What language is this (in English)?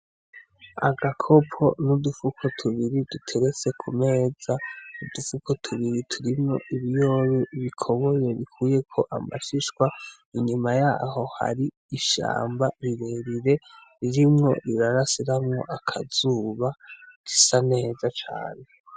Rundi